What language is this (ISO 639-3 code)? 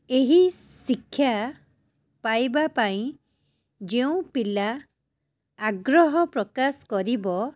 ori